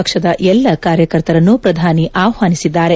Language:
Kannada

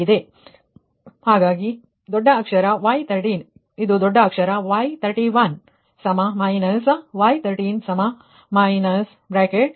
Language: Kannada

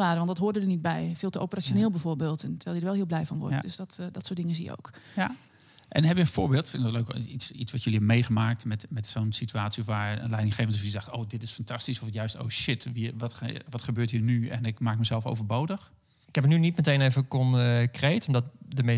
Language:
Dutch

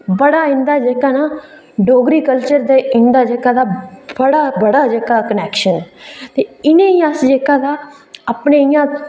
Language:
Dogri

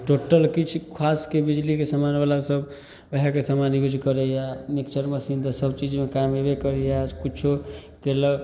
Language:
Maithili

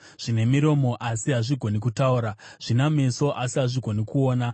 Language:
Shona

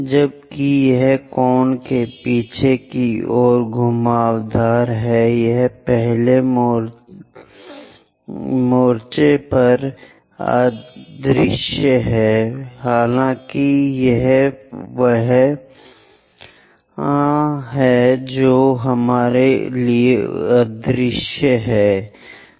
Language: Hindi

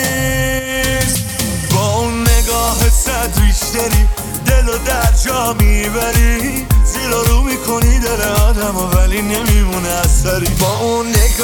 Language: Persian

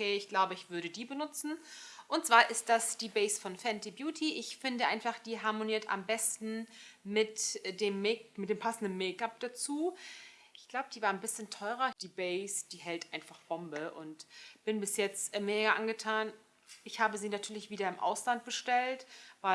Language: German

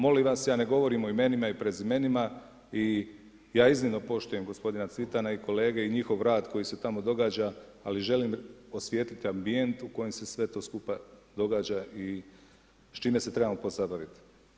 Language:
Croatian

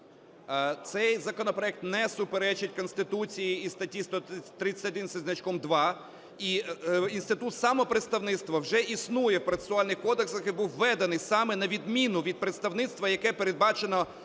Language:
Ukrainian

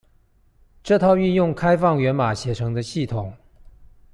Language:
Chinese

